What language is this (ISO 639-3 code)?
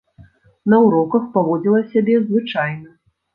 bel